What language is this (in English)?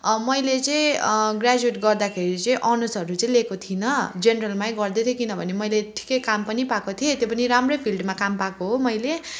Nepali